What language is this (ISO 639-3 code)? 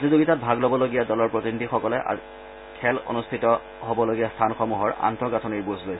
asm